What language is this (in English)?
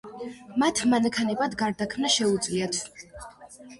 Georgian